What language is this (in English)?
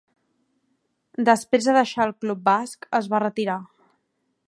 Catalan